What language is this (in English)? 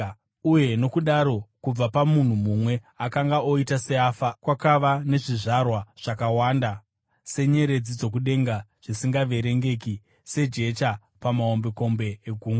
Shona